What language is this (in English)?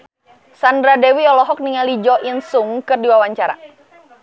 Sundanese